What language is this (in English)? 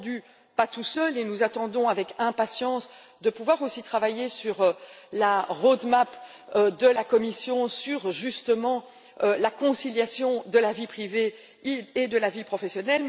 French